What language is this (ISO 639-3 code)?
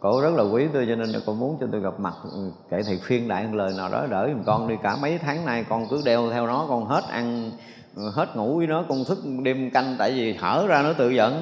vie